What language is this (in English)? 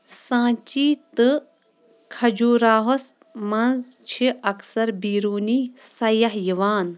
Kashmiri